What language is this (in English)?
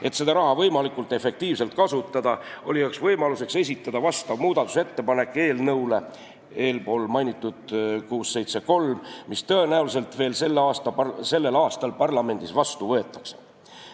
Estonian